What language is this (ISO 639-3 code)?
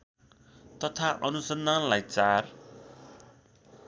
nep